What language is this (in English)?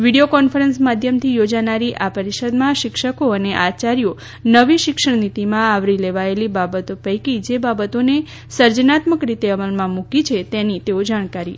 Gujarati